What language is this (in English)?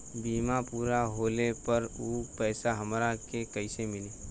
Bhojpuri